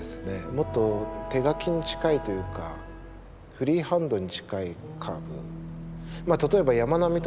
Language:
Japanese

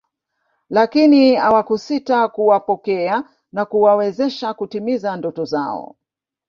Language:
Swahili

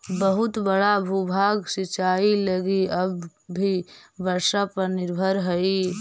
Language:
Magahi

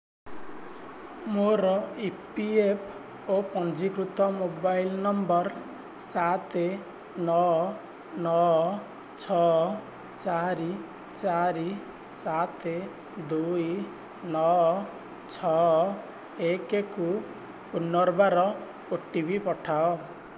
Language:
Odia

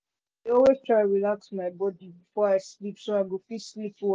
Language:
Nigerian Pidgin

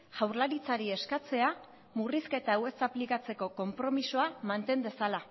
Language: Basque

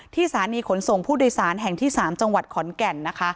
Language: Thai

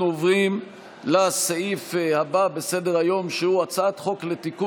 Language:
Hebrew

